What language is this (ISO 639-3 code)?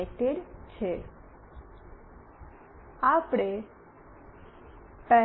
guj